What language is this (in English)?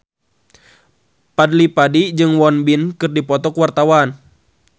Sundanese